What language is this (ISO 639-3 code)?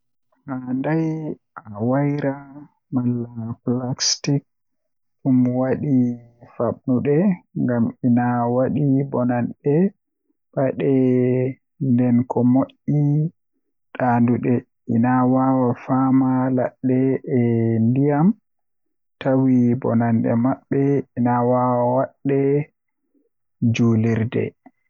fuh